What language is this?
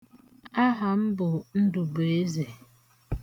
Igbo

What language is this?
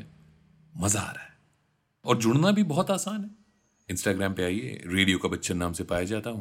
Hindi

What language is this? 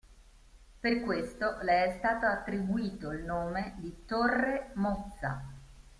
Italian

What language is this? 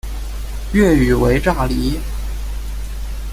Chinese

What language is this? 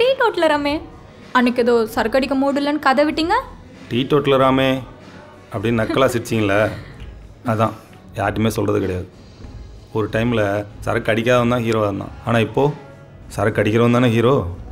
Korean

